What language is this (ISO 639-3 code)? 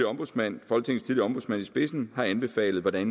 dan